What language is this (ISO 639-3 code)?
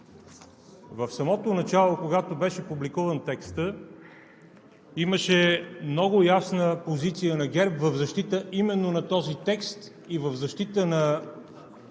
bul